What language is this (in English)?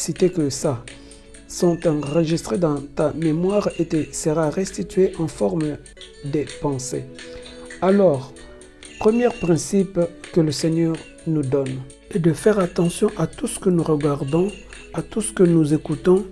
French